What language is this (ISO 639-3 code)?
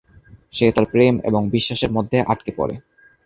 ben